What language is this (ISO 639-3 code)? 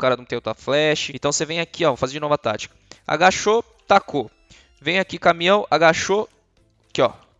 por